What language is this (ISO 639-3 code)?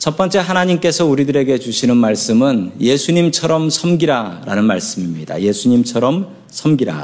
kor